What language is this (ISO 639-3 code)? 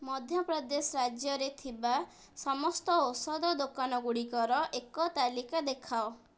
ori